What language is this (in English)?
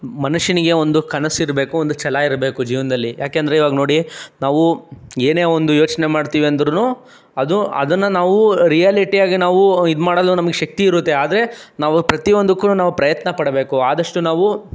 Kannada